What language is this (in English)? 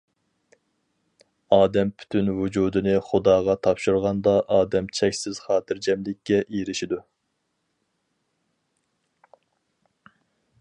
Uyghur